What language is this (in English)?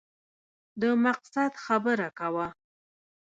Pashto